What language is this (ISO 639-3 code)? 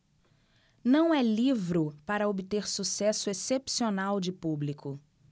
por